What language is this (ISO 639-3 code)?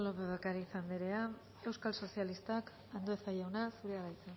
eus